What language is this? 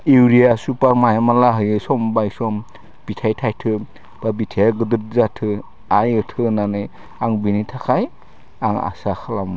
Bodo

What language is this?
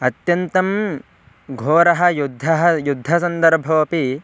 Sanskrit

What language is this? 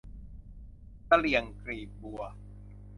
Thai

